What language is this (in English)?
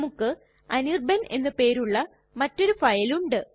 Malayalam